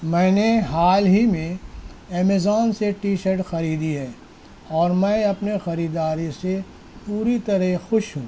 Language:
Urdu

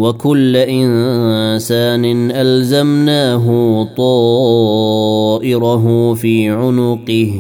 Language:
Arabic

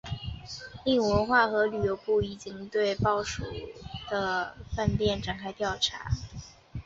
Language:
Chinese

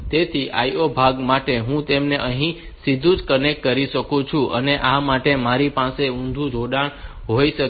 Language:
Gujarati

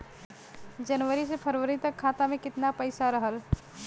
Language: Bhojpuri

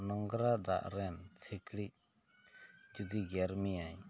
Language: Santali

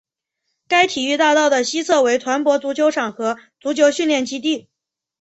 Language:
Chinese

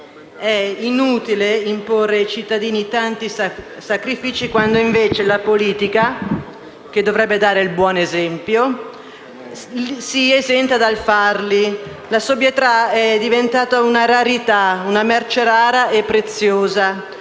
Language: Italian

